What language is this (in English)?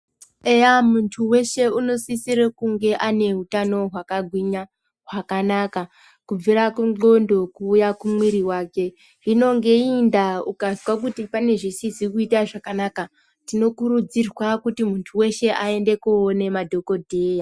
Ndau